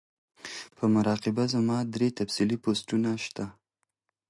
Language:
Pashto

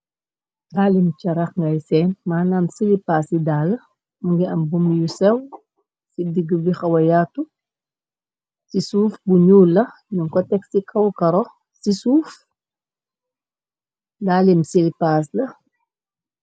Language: Wolof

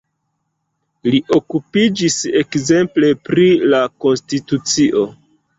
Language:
Esperanto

